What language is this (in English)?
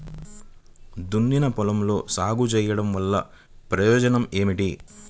Telugu